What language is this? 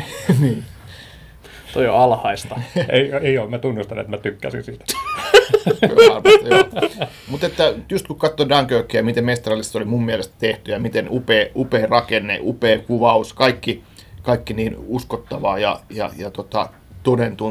Finnish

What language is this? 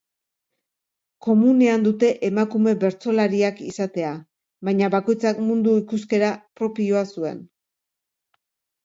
Basque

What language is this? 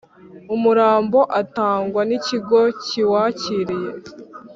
Kinyarwanda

